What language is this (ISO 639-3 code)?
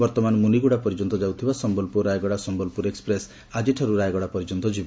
ori